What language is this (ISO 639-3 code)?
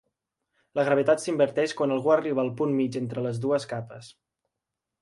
cat